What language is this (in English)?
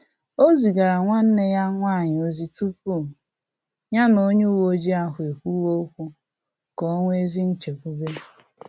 Igbo